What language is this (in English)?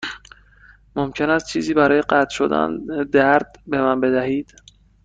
Persian